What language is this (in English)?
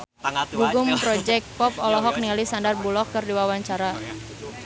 Sundanese